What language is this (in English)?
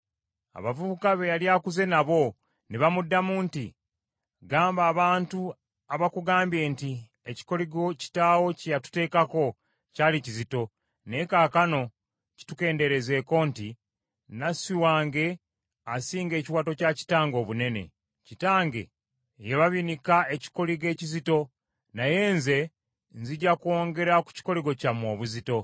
Ganda